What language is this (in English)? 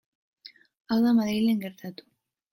Basque